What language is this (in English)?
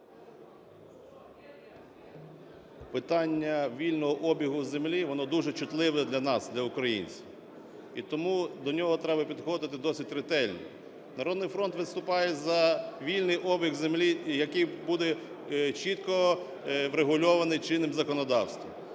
Ukrainian